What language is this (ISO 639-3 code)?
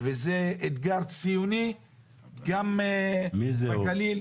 heb